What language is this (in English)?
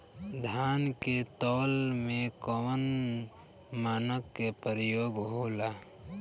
Bhojpuri